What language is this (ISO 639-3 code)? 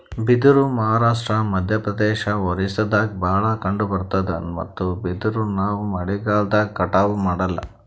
kan